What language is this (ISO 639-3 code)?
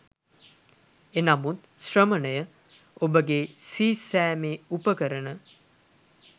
sin